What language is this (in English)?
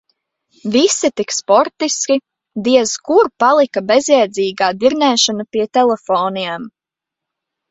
Latvian